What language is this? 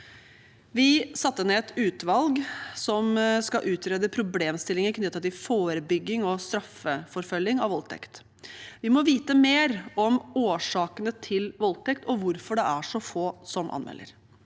Norwegian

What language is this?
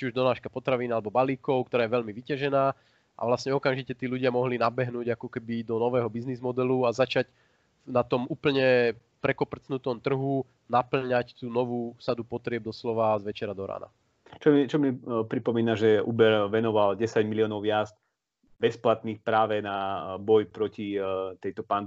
Slovak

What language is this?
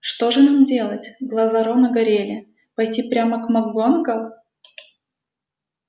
Russian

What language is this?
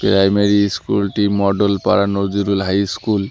Bangla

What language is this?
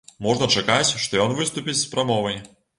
Belarusian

